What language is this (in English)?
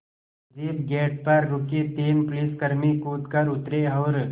Hindi